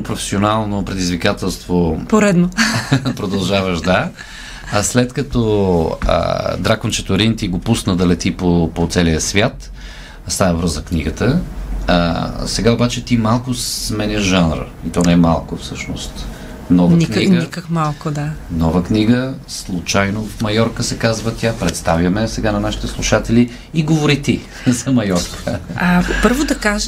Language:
Bulgarian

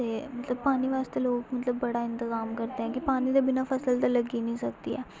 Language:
Dogri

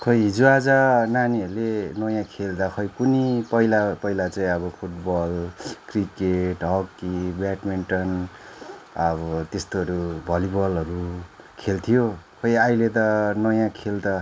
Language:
Nepali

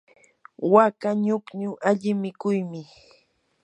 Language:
Yanahuanca Pasco Quechua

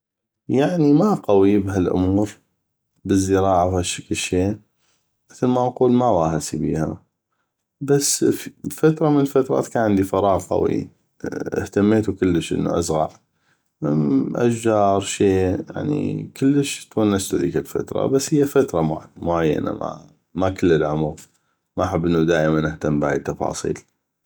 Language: North Mesopotamian Arabic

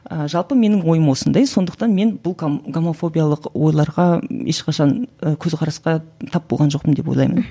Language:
Kazakh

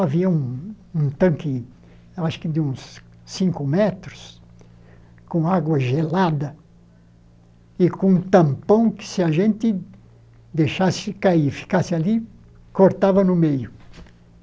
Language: Portuguese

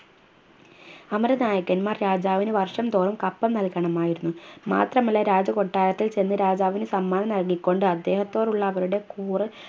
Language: Malayalam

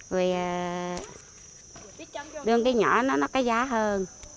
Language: Vietnamese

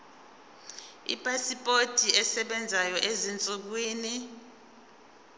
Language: Zulu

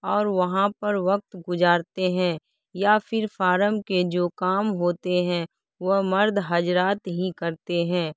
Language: Urdu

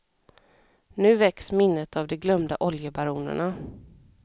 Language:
Swedish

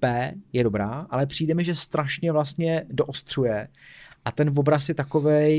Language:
Czech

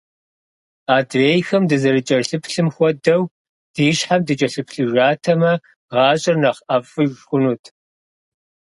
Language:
Kabardian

